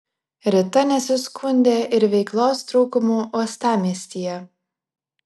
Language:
Lithuanian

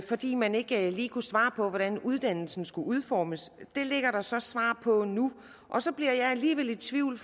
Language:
Danish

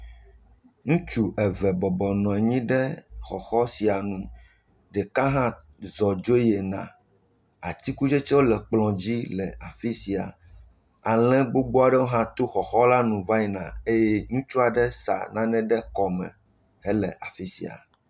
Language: Ewe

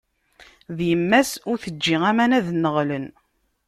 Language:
Kabyle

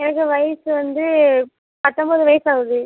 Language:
Tamil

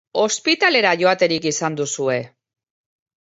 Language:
Basque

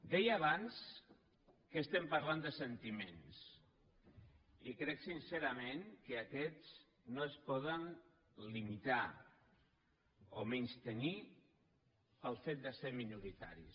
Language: Catalan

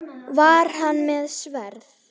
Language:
Icelandic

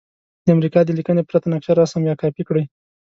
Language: Pashto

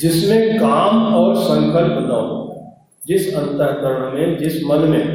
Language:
Hindi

